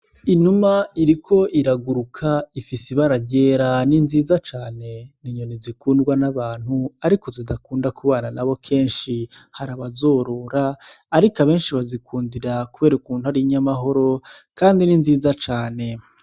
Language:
Rundi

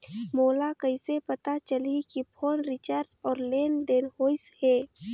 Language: Chhattisgarhi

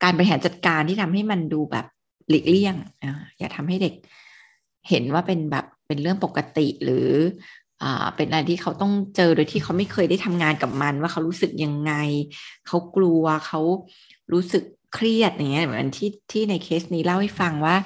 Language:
Thai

